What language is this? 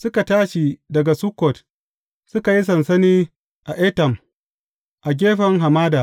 Hausa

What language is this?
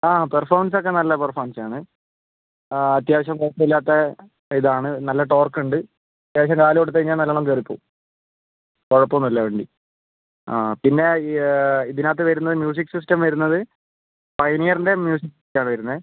Malayalam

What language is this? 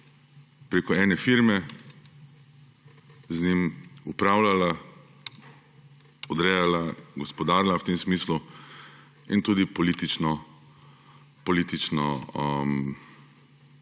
Slovenian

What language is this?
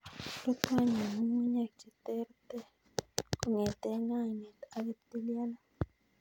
Kalenjin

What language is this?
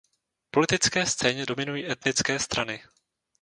Czech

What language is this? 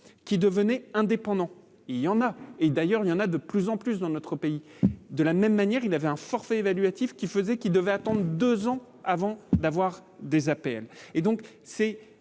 French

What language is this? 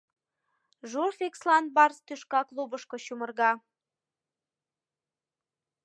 Mari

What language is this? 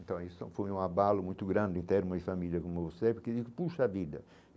Portuguese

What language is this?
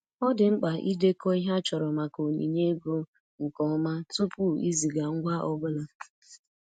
Igbo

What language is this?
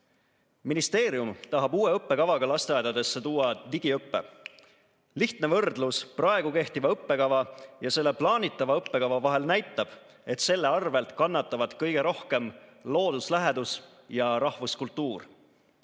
Estonian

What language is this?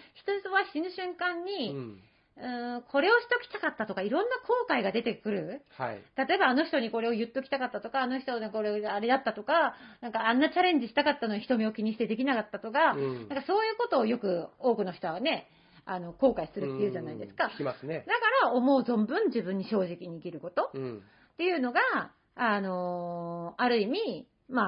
Japanese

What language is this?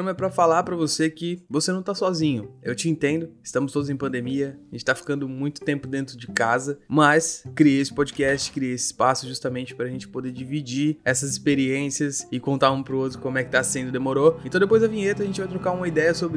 Portuguese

